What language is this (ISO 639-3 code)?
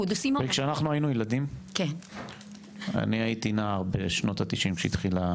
heb